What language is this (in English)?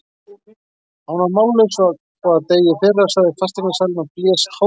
Icelandic